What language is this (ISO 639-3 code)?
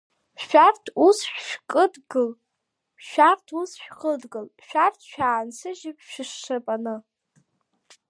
abk